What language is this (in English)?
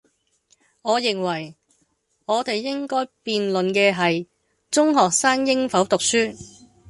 Cantonese